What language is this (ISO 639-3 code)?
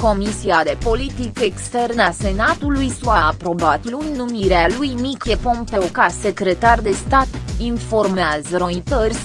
ron